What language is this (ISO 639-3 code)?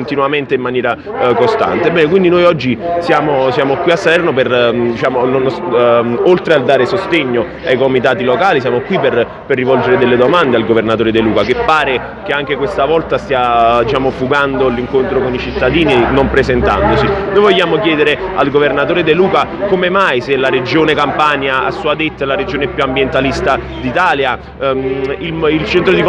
ita